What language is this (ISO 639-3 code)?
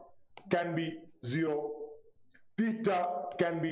mal